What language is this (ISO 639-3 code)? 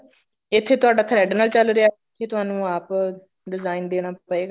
pan